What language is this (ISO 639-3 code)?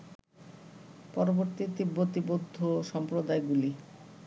ben